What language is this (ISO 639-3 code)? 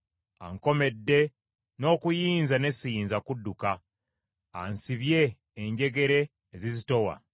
lug